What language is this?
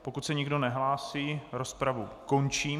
Czech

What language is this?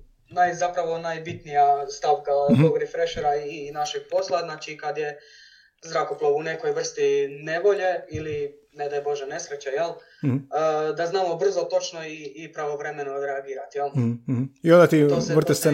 Croatian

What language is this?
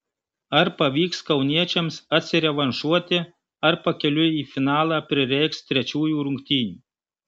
Lithuanian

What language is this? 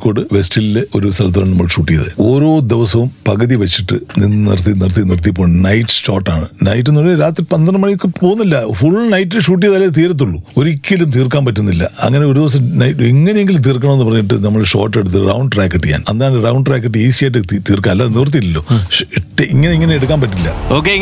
Malayalam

